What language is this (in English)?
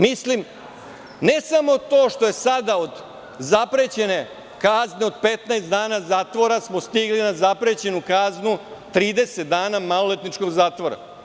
Serbian